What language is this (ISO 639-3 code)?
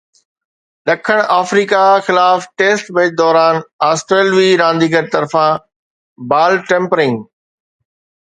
snd